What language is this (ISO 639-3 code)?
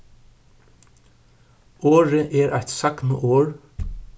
fao